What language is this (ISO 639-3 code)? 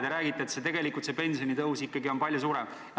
est